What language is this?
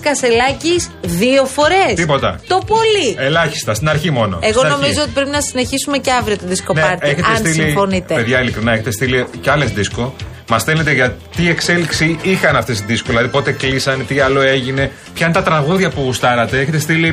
Greek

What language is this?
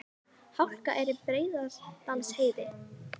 Icelandic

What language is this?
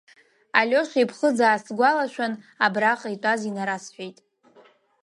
Abkhazian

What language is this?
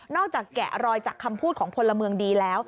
Thai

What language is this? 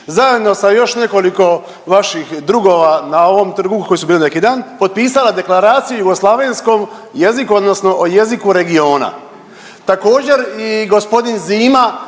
Croatian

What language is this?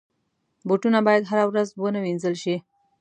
Pashto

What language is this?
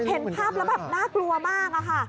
Thai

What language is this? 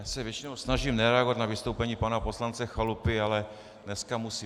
Czech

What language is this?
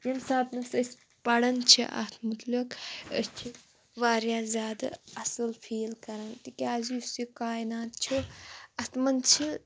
Kashmiri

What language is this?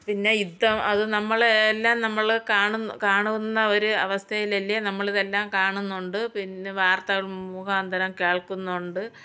Malayalam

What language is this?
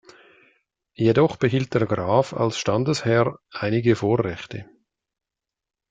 German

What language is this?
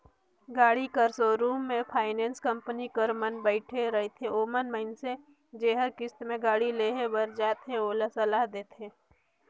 Chhattisgarhi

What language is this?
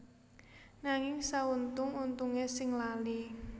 Javanese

